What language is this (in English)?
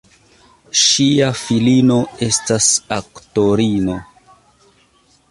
Esperanto